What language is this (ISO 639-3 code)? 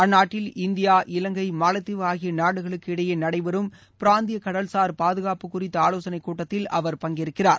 tam